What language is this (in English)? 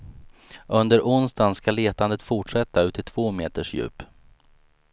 Swedish